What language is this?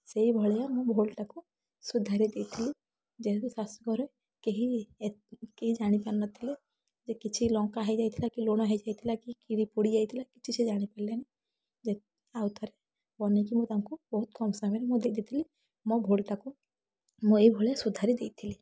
Odia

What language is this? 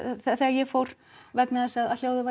Icelandic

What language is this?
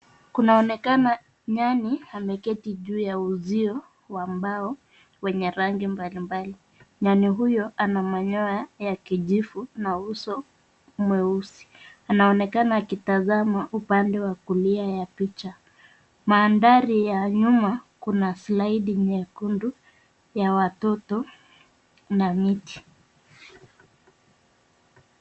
Swahili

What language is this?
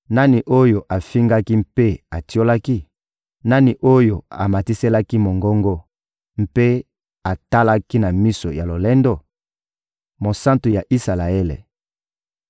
Lingala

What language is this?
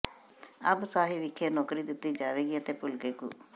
Punjabi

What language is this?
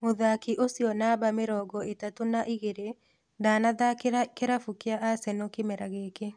Kikuyu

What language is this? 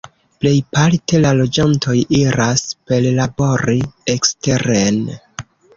Esperanto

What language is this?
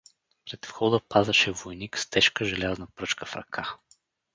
Bulgarian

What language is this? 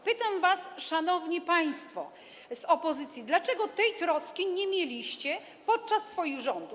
Polish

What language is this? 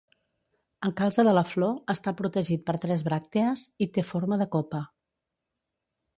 Catalan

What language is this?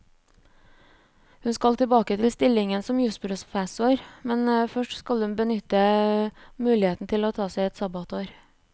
Norwegian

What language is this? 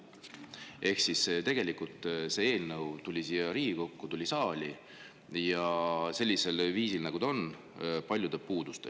Estonian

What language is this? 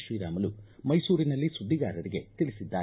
Kannada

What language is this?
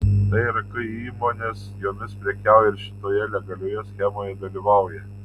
Lithuanian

